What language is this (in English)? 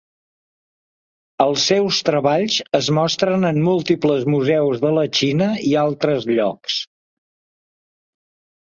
Catalan